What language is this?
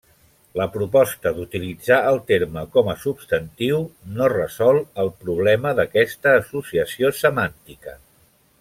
Catalan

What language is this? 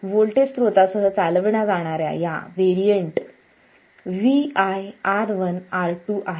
Marathi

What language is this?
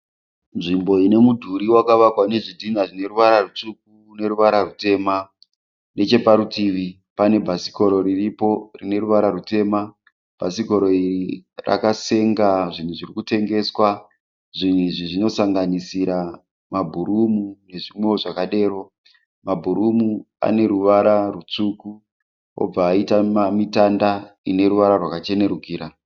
Shona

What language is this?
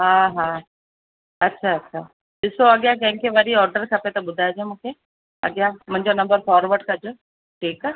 Sindhi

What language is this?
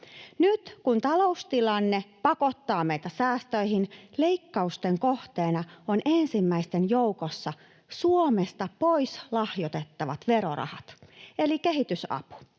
Finnish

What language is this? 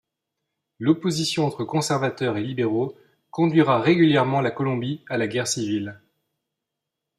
French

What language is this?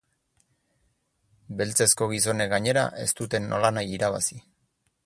Basque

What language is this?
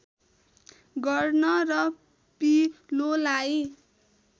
Nepali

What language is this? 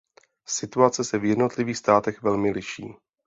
Czech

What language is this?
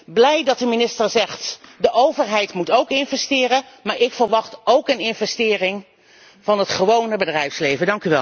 Dutch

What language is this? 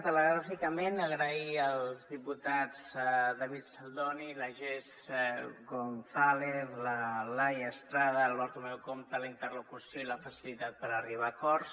Catalan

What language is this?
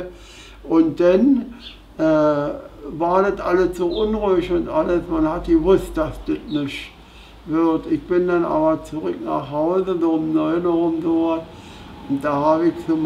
German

